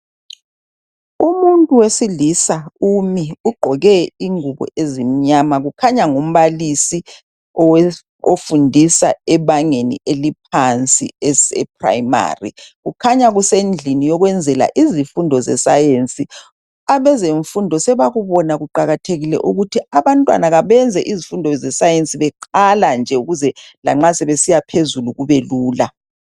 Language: North Ndebele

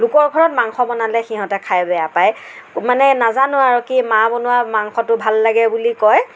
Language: Assamese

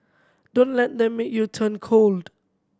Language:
English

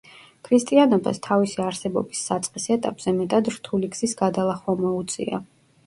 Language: Georgian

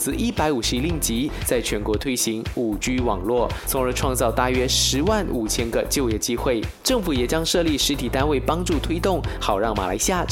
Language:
Chinese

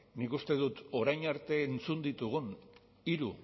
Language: Basque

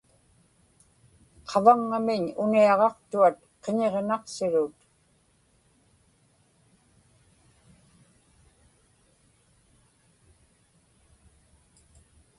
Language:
Inupiaq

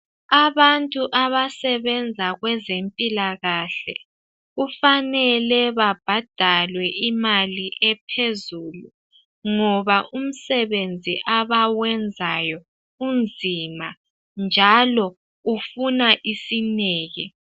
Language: North Ndebele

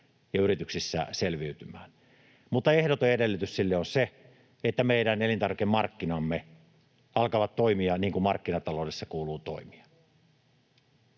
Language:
Finnish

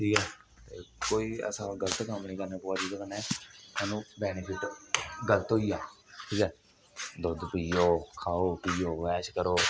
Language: Dogri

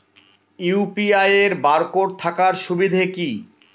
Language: Bangla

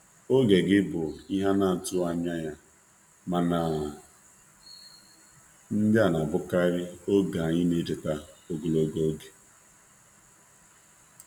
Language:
Igbo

